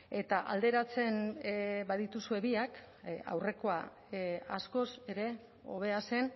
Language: Basque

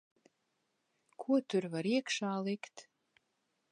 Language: Latvian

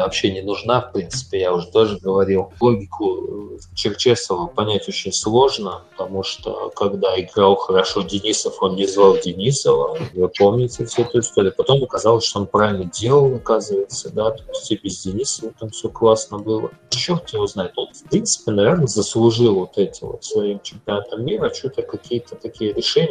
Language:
Russian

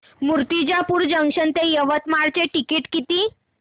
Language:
Marathi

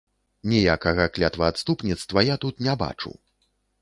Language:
Belarusian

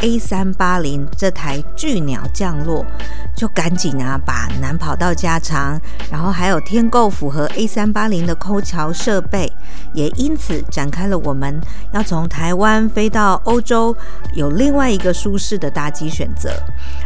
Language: Chinese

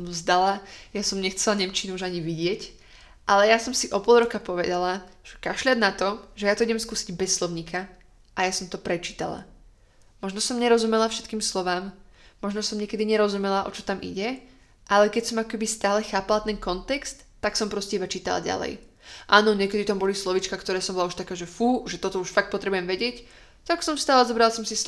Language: Slovak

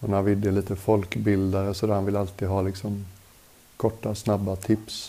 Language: Swedish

